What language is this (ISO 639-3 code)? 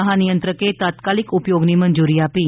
guj